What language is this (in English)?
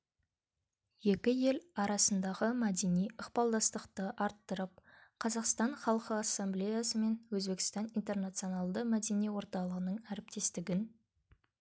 Kazakh